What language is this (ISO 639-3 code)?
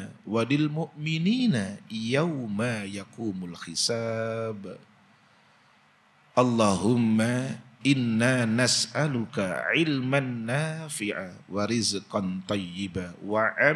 ind